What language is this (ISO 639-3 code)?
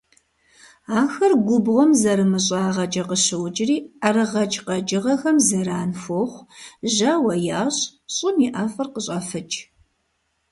kbd